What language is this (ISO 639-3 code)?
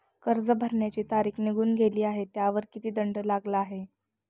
mar